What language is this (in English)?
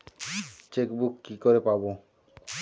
Bangla